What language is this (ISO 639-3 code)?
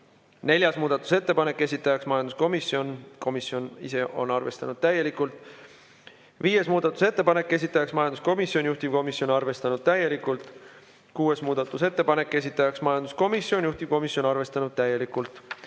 est